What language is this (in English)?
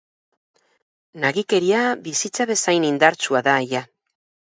Basque